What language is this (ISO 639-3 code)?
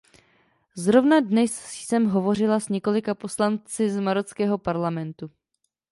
ces